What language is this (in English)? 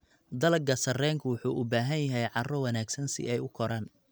Somali